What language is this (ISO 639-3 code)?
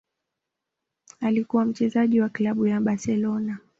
swa